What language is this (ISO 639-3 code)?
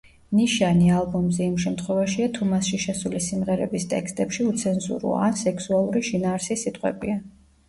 kat